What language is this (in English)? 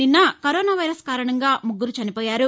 Telugu